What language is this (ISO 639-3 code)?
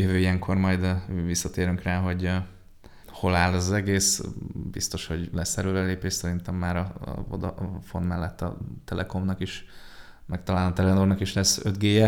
hun